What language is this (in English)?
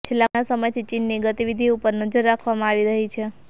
Gujarati